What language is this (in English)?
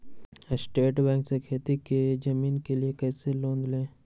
Magahi